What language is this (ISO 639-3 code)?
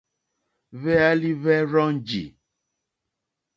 bri